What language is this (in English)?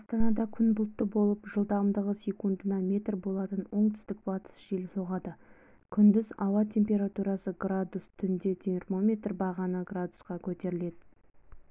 Kazakh